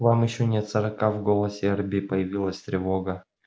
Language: Russian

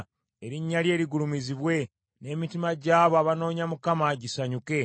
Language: Ganda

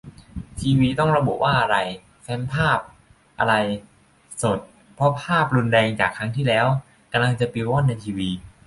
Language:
Thai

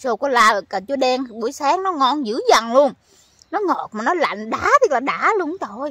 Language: Vietnamese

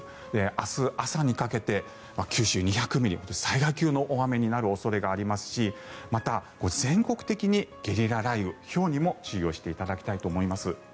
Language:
Japanese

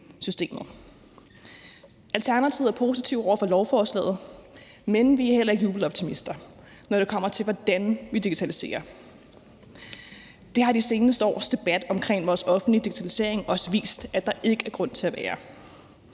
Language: Danish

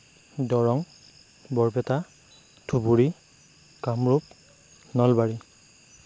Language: Assamese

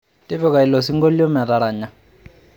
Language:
Masai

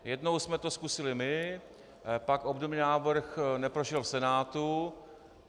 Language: Czech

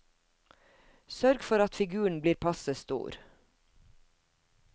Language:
Norwegian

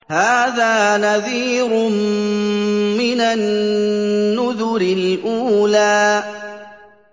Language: Arabic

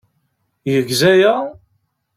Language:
Kabyle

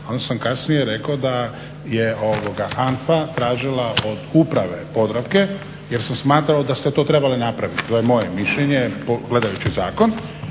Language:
Croatian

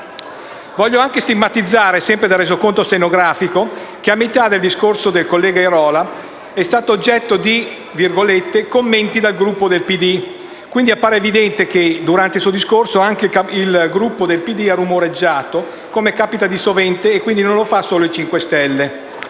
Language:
Italian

